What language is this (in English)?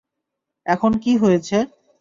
Bangla